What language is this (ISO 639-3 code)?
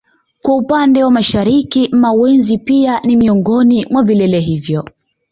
swa